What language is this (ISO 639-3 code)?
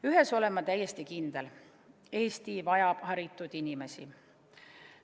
est